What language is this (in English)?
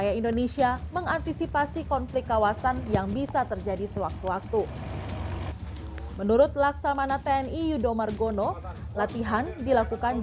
Indonesian